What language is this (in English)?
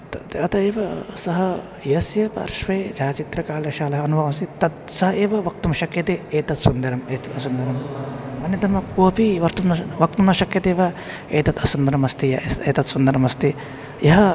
Sanskrit